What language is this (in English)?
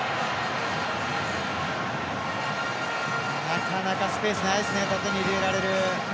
Japanese